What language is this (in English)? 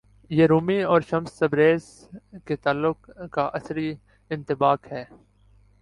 Urdu